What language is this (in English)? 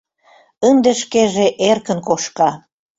Mari